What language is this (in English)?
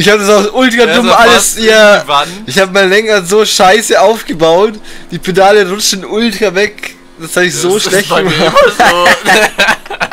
German